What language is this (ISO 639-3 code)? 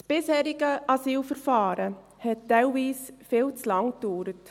gsw